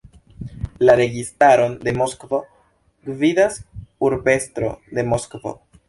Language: Esperanto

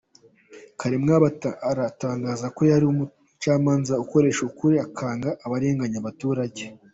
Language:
Kinyarwanda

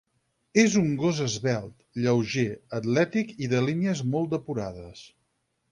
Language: Catalan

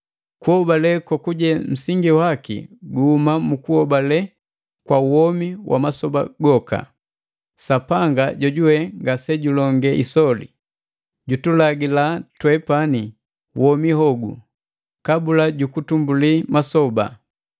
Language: Matengo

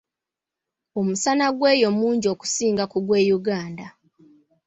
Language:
Ganda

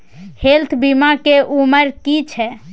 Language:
Maithili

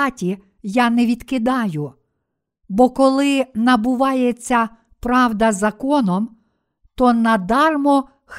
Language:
Ukrainian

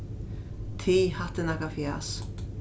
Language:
Faroese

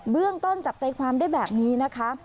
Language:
Thai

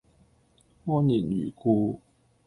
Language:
Cantonese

